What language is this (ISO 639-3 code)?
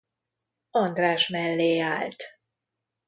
hun